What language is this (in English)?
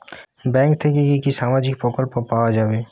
Bangla